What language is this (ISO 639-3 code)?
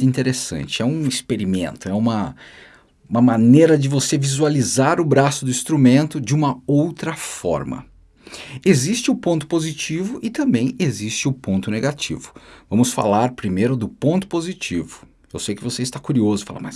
por